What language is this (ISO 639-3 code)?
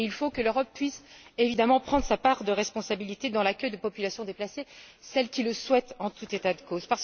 fra